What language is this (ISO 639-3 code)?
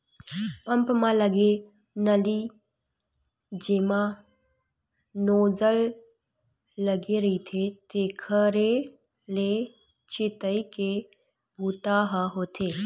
hne